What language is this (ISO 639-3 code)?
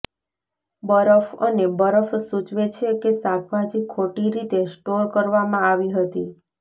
guj